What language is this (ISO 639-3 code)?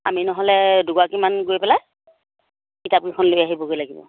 asm